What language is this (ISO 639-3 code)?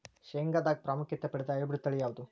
kan